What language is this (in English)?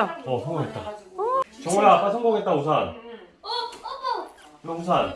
Korean